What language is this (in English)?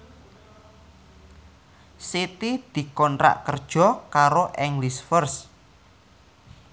Javanese